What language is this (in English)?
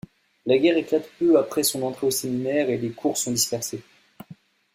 French